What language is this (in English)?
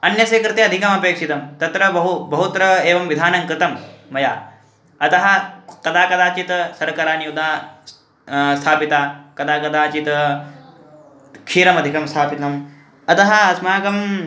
Sanskrit